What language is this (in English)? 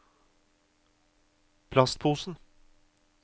Norwegian